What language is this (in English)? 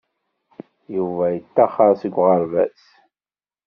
Kabyle